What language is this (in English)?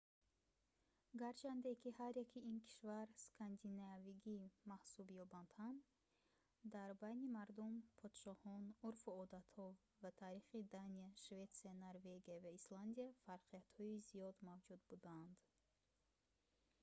Tajik